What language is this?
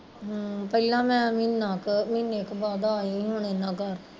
Punjabi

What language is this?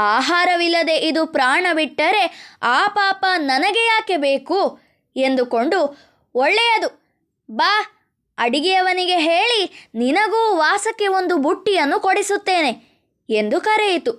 Kannada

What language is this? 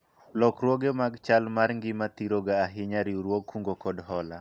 Luo (Kenya and Tanzania)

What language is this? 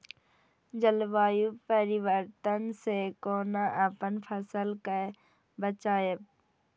Maithili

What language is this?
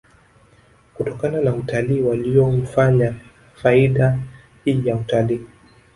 Swahili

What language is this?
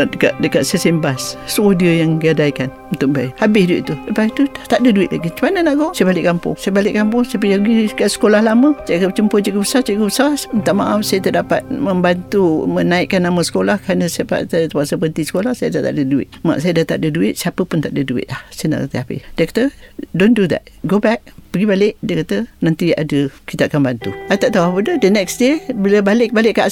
Malay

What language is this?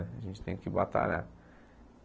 Portuguese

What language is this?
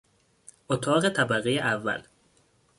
Persian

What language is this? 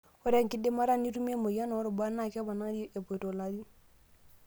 Masai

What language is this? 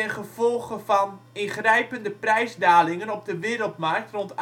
Dutch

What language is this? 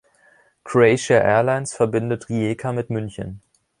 German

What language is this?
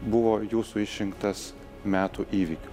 Lithuanian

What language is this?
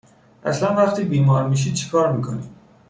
Persian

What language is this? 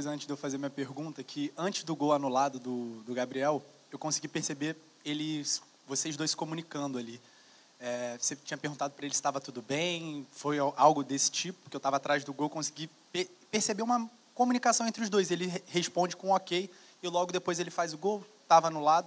Portuguese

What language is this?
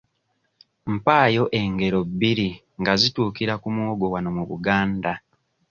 Ganda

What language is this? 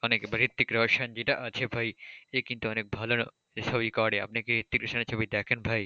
Bangla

